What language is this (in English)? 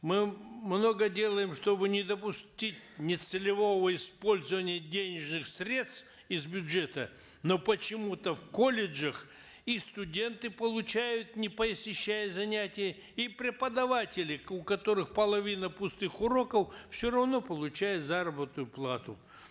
Kazakh